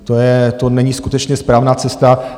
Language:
Czech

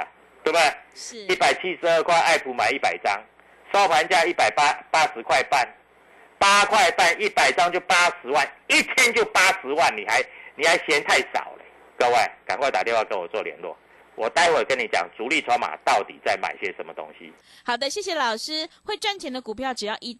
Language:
Chinese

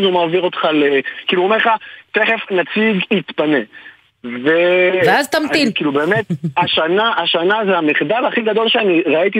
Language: Hebrew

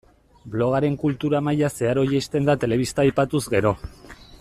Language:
Basque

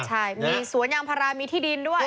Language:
Thai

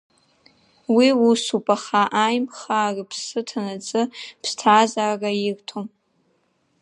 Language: Abkhazian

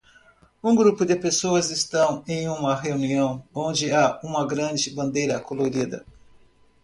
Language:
Portuguese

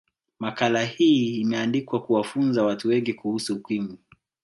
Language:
Swahili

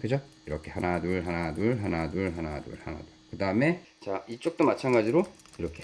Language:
Korean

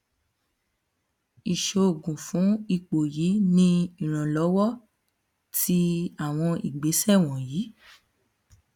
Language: Yoruba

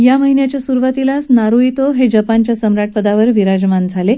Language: Marathi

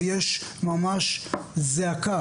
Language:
Hebrew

